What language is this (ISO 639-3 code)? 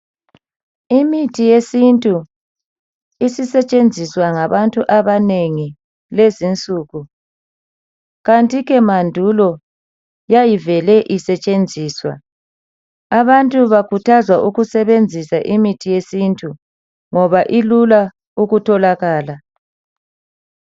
nde